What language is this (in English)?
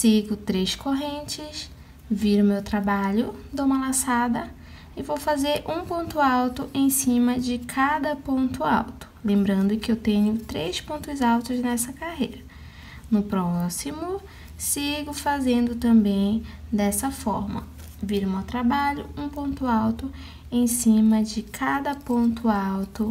Portuguese